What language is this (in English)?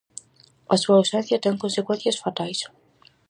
Galician